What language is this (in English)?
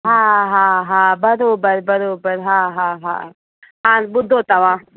Sindhi